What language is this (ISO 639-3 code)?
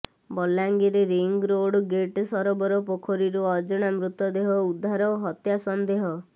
ori